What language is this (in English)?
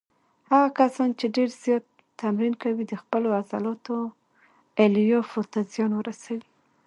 Pashto